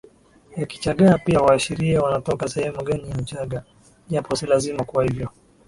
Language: Swahili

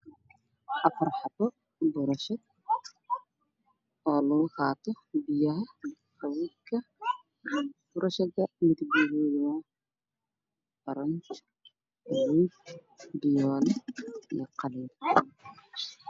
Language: Somali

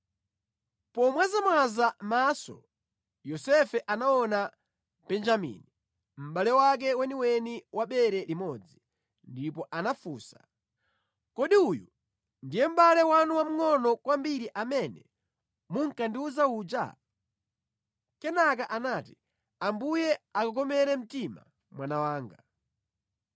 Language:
Nyanja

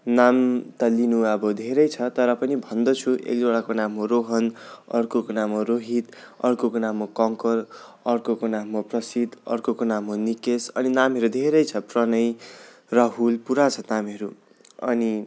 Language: Nepali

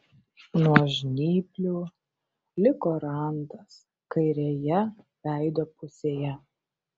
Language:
Lithuanian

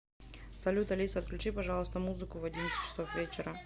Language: Russian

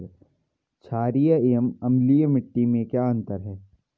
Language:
Hindi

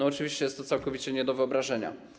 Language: Polish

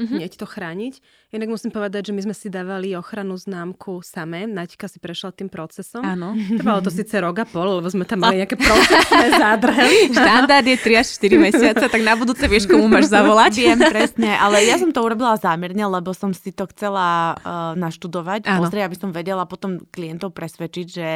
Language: Slovak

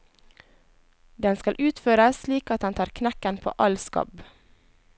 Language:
Norwegian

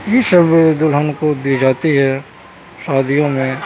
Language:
Urdu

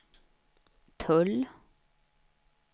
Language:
Swedish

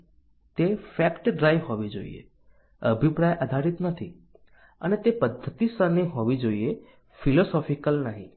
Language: Gujarati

